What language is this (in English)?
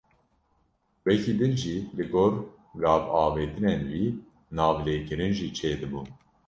Kurdish